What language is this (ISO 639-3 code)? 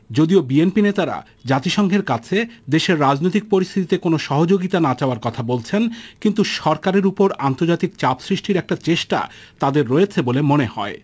ben